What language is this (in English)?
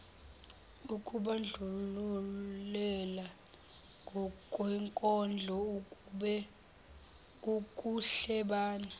Zulu